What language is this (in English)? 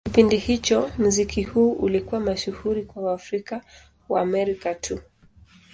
Swahili